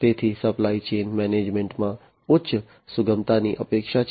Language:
Gujarati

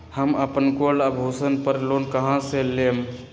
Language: Magahi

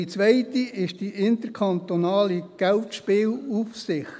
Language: Swiss German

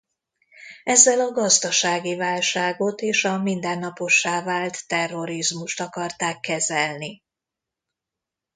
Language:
Hungarian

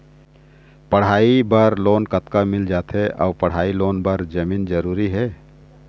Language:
Chhattisgarhi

